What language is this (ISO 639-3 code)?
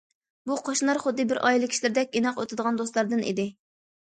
uig